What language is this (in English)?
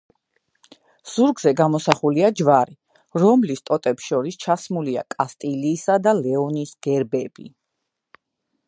Georgian